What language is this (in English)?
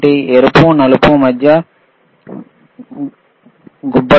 Telugu